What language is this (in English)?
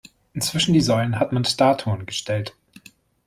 German